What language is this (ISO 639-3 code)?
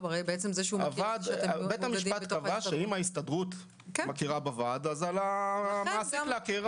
heb